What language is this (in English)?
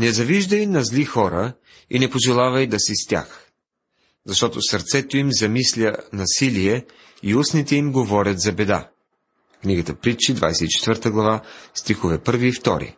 Bulgarian